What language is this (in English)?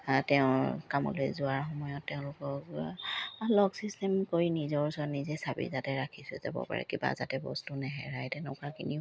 Assamese